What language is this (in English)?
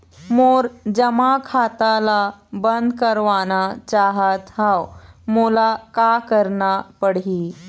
Chhattisgarhi